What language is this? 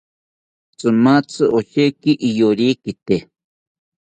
South Ucayali Ashéninka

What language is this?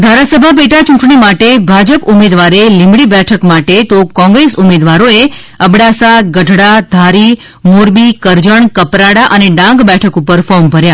Gujarati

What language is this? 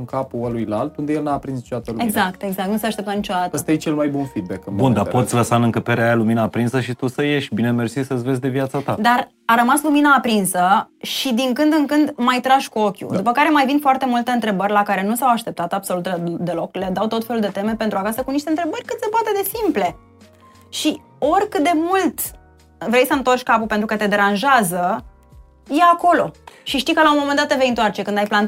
Romanian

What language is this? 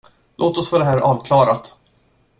Swedish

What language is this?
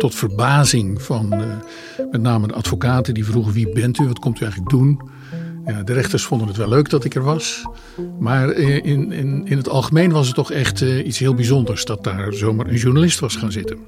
Dutch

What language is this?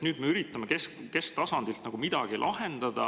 Estonian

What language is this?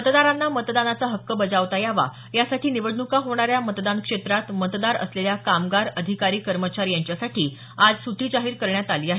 Marathi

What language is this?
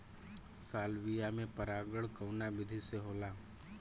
Bhojpuri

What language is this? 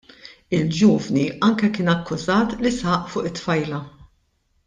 Maltese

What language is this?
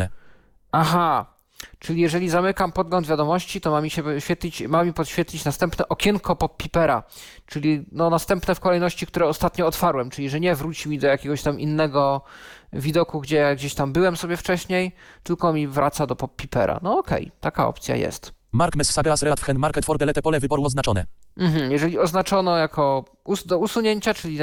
Polish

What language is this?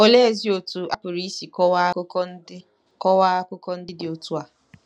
Igbo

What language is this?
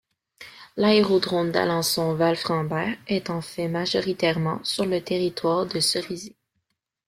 French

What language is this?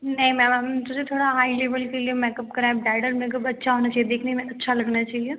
Hindi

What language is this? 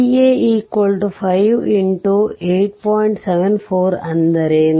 Kannada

